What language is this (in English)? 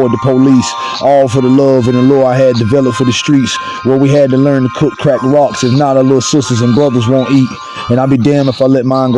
English